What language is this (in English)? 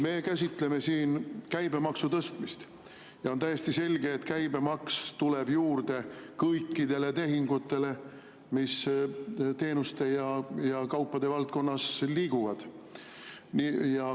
Estonian